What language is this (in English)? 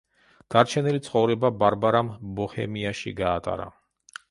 Georgian